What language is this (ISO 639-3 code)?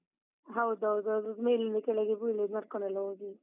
kan